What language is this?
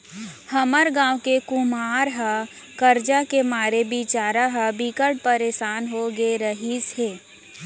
Chhattisgarhi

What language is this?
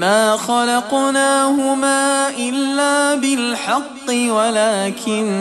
Arabic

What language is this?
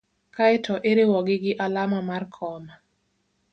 Luo (Kenya and Tanzania)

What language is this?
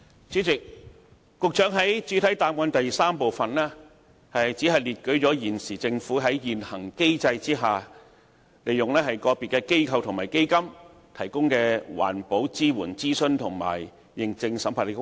Cantonese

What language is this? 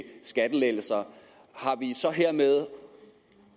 Danish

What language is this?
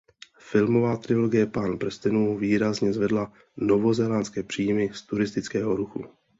Czech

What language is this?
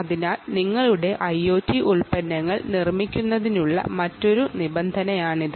Malayalam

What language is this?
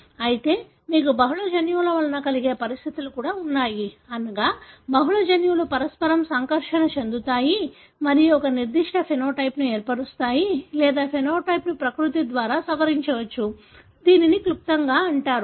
Telugu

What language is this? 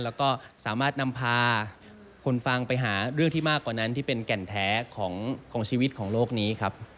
Thai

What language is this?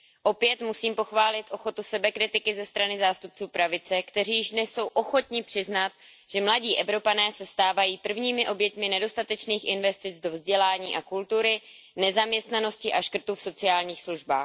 Czech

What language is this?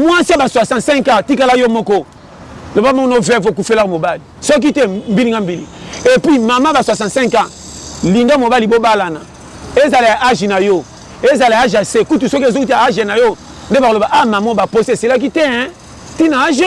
French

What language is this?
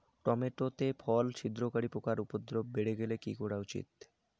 Bangla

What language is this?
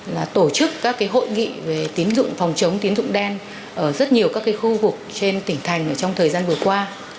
Vietnamese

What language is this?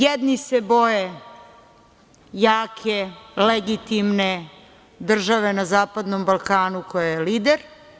Serbian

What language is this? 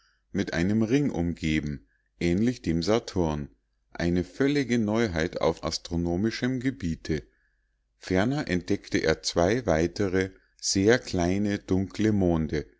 German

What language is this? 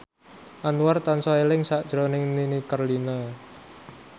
Javanese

